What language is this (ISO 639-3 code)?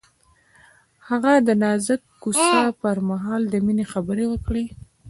pus